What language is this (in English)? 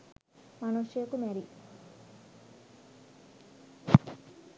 Sinhala